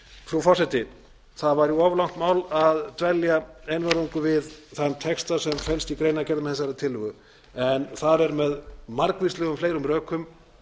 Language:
Icelandic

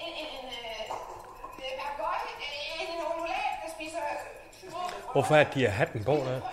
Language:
Danish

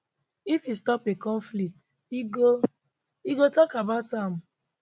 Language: Nigerian Pidgin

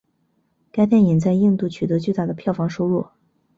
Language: Chinese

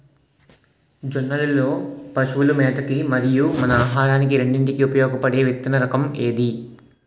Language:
Telugu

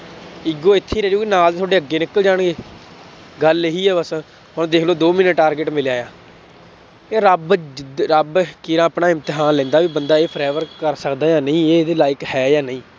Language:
Punjabi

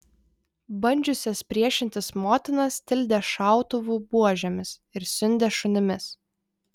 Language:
Lithuanian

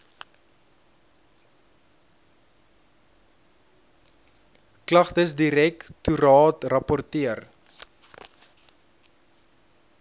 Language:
Afrikaans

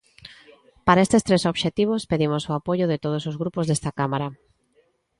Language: Galician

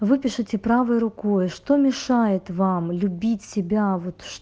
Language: Russian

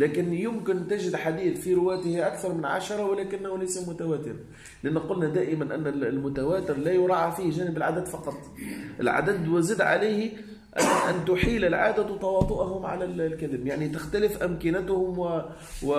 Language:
Arabic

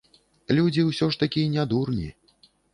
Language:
Belarusian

